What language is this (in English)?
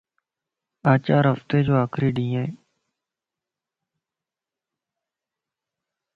Lasi